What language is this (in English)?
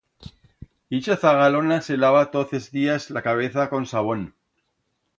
Aragonese